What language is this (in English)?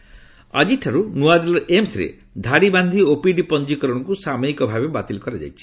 Odia